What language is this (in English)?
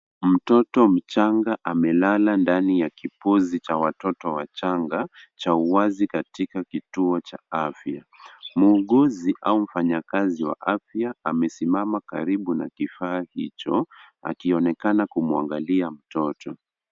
Swahili